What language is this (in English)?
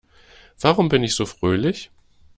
German